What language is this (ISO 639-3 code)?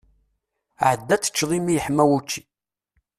kab